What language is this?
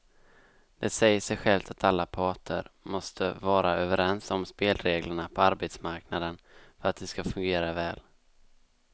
Swedish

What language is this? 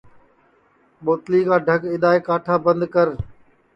Sansi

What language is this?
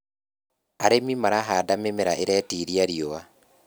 Kikuyu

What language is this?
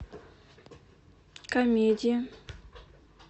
Russian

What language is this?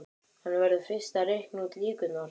Icelandic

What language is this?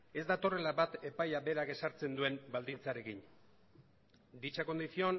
Basque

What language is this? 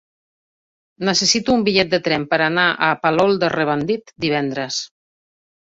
Catalan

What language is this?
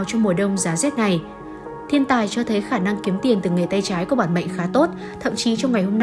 Vietnamese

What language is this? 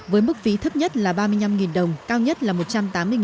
Vietnamese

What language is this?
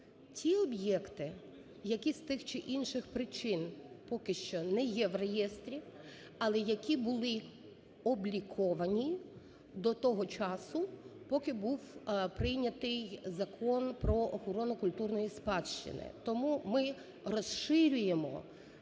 Ukrainian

